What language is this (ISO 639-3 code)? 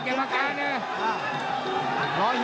tha